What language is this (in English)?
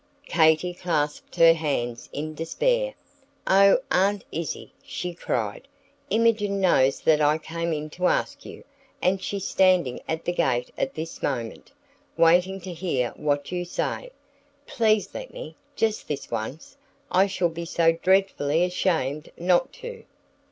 English